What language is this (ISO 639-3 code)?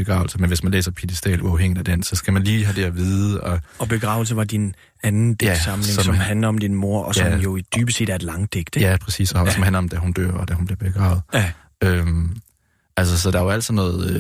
dan